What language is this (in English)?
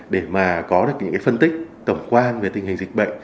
Vietnamese